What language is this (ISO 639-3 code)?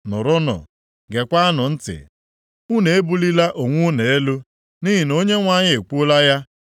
ibo